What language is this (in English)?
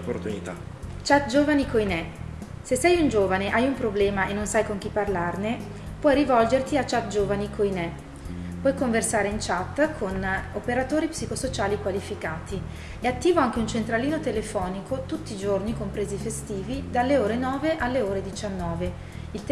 Italian